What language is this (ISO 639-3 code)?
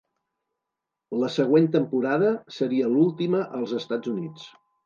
cat